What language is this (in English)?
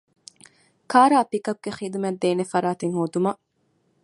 Divehi